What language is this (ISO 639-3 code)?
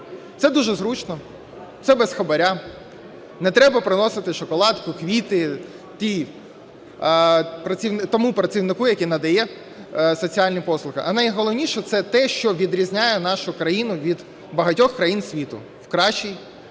ukr